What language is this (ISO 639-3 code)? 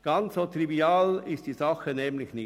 gsw